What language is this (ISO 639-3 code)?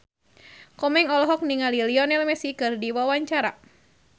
sun